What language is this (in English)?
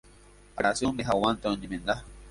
Guarani